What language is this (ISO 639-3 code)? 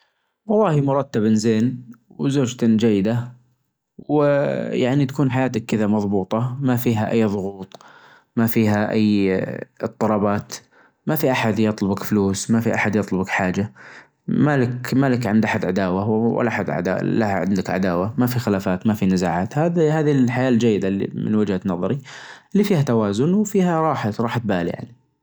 ars